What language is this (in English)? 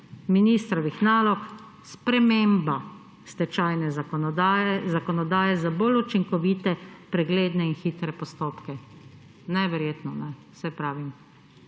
Slovenian